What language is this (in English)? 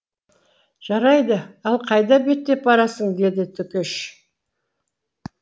Kazakh